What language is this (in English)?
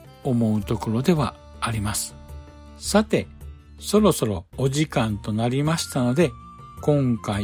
Japanese